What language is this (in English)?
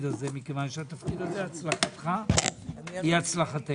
Hebrew